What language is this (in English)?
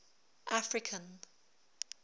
English